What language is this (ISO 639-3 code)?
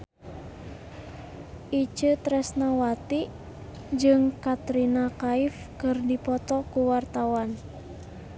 sun